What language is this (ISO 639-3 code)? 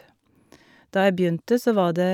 nor